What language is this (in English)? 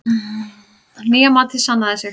Icelandic